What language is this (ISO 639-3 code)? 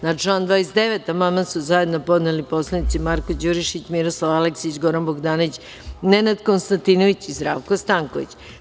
srp